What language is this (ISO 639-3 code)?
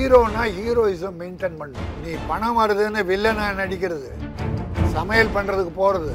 tam